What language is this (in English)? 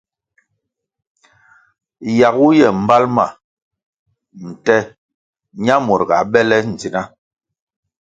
Kwasio